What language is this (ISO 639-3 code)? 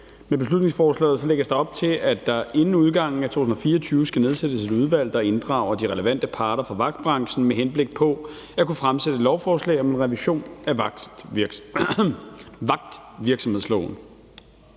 dan